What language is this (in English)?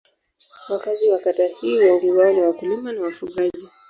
Swahili